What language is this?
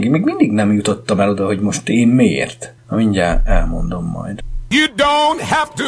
Hungarian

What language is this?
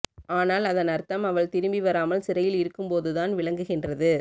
Tamil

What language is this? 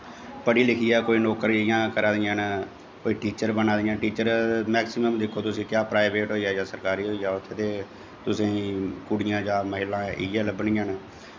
Dogri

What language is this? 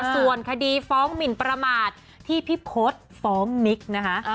Thai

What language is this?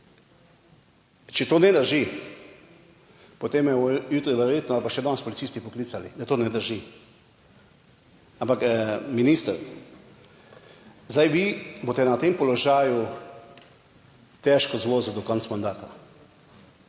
Slovenian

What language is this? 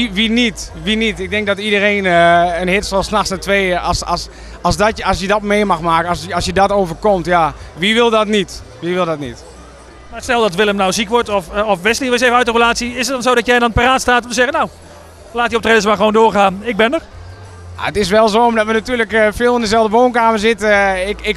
Dutch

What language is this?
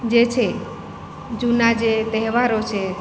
Gujarati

